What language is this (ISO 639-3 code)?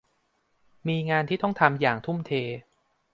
tha